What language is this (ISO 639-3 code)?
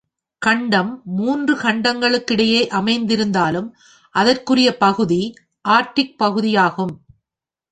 tam